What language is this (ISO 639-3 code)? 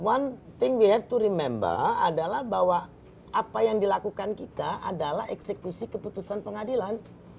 ind